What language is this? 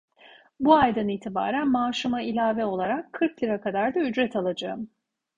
Turkish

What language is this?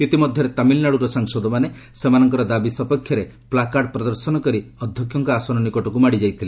Odia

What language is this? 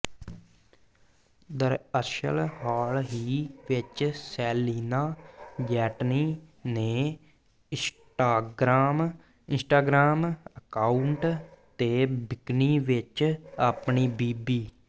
Punjabi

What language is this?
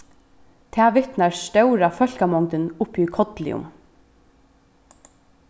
Faroese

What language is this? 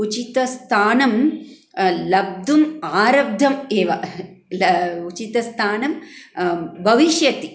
Sanskrit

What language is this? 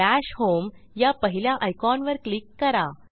Marathi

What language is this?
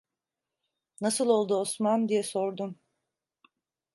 Turkish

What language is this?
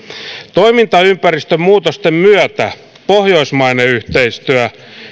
Finnish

